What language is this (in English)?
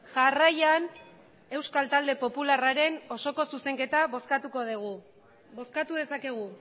Basque